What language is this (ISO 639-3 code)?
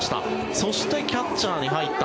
jpn